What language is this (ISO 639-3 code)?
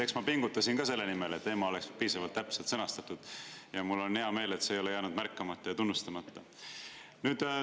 est